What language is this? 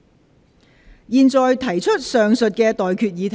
Cantonese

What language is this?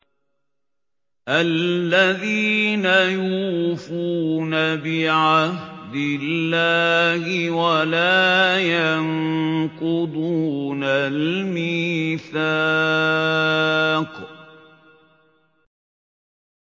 Arabic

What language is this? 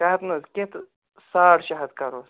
Kashmiri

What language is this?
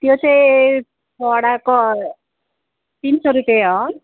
Nepali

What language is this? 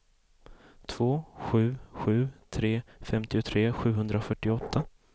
Swedish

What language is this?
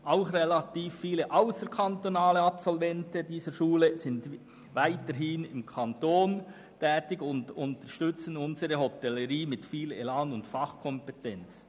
Swiss German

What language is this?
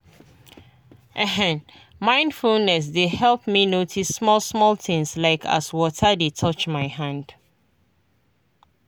Nigerian Pidgin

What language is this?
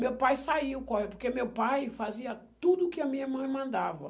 Portuguese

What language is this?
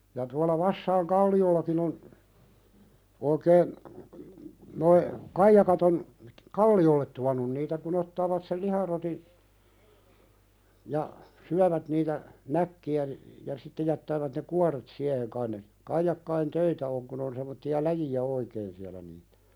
Finnish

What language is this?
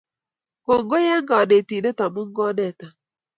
Kalenjin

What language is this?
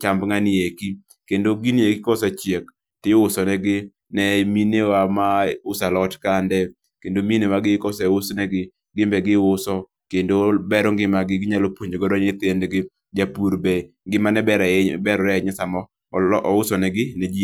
Luo (Kenya and Tanzania)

